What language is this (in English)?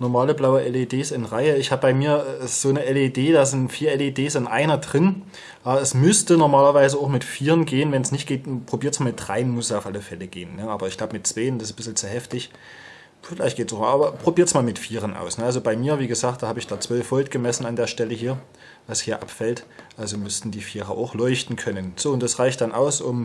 German